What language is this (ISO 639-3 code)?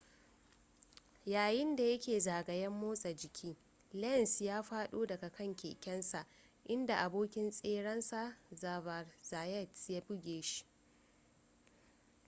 hau